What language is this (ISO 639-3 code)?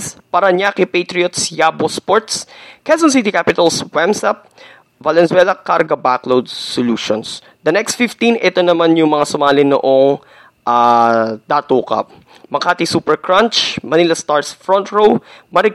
fil